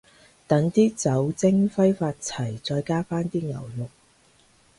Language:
Cantonese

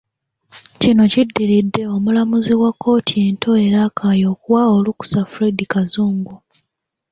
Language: Ganda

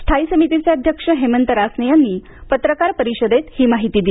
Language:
Marathi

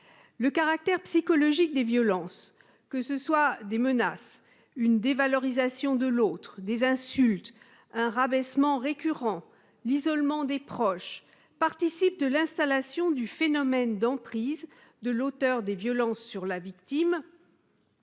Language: French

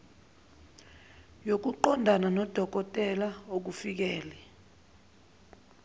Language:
Zulu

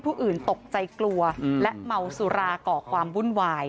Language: Thai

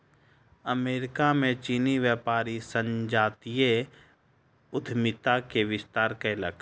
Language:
Maithili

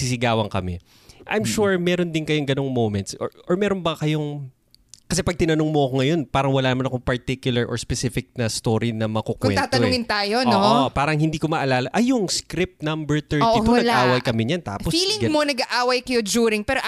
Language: Filipino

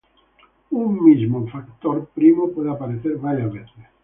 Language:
Spanish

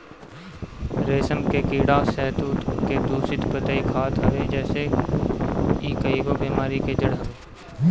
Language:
Bhojpuri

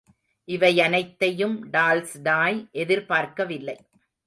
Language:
Tamil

